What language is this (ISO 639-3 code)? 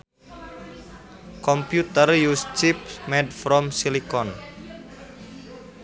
sun